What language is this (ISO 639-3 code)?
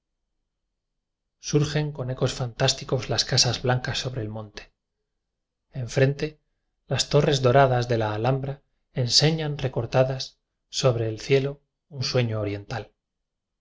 spa